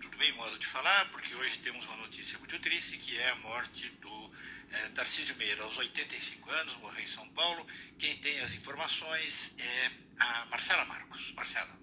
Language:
Portuguese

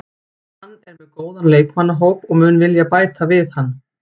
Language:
Icelandic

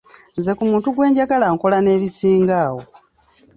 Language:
Ganda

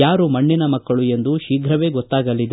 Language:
Kannada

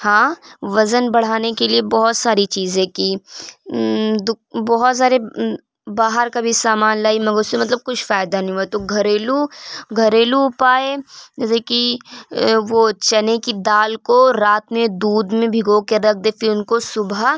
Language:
Urdu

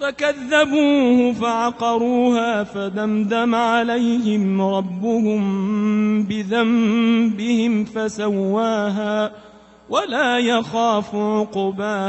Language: Arabic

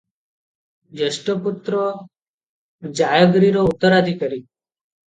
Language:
Odia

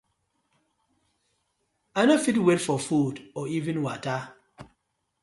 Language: Nigerian Pidgin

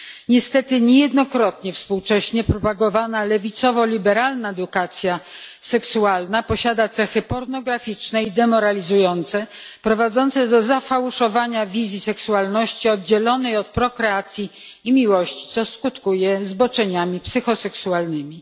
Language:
Polish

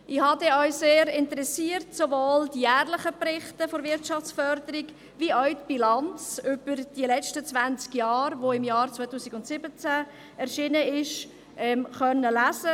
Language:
Swiss German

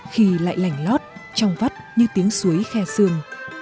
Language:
Vietnamese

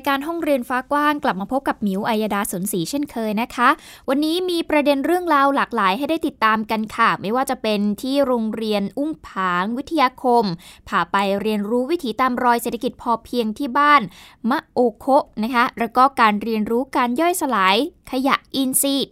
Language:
Thai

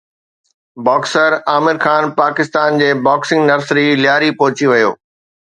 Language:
Sindhi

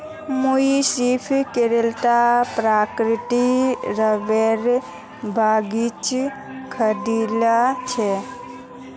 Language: Magahi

